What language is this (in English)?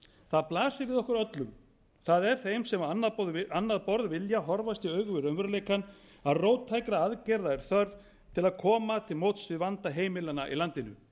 Icelandic